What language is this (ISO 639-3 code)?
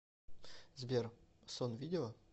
rus